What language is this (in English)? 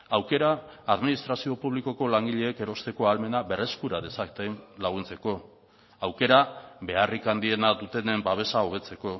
Basque